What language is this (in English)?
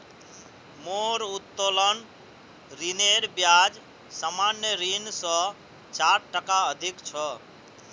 Magahi